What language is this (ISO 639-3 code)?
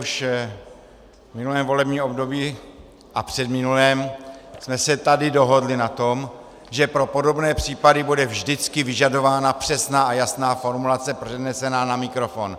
ces